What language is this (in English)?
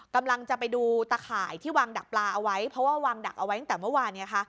Thai